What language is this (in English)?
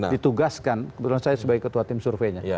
Indonesian